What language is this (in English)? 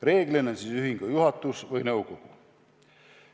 Estonian